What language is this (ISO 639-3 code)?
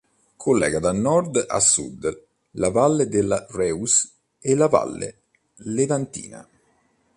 ita